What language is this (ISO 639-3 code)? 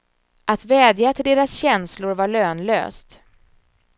swe